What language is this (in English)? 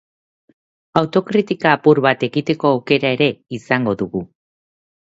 Basque